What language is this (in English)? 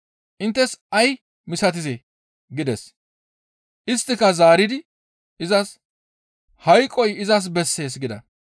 Gamo